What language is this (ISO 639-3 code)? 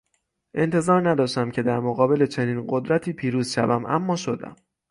fas